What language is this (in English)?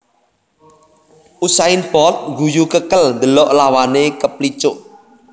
Javanese